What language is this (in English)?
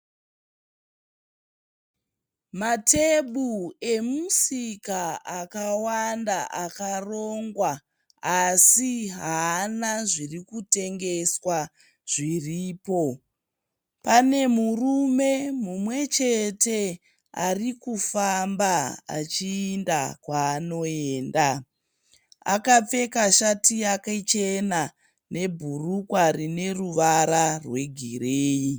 Shona